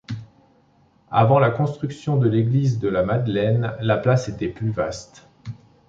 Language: French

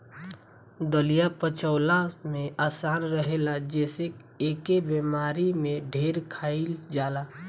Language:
Bhojpuri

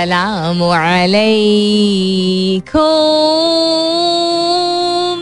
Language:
Hindi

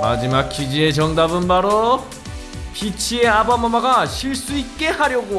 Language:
Korean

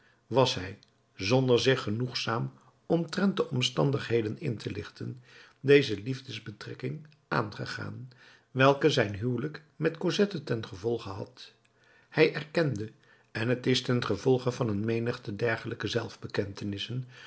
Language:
Dutch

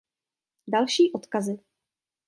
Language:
Czech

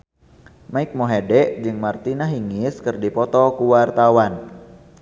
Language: Sundanese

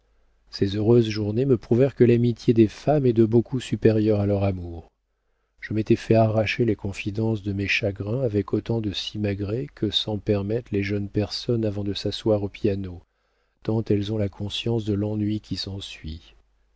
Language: French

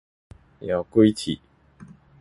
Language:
Min Nan Chinese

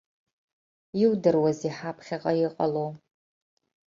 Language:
Abkhazian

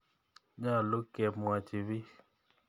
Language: Kalenjin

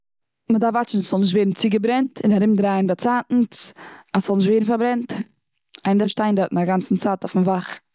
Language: Yiddish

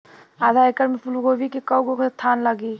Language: Bhojpuri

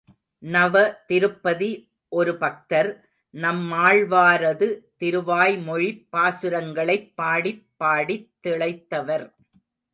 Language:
Tamil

